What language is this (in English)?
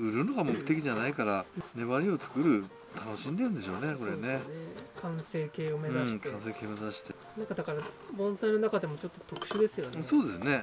Japanese